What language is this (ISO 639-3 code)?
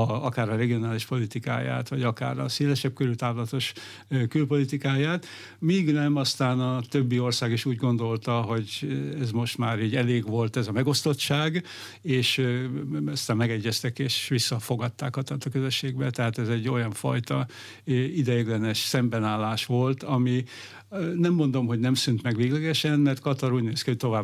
hun